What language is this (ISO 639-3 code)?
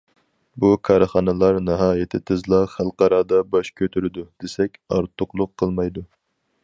uig